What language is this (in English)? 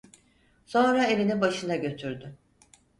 Turkish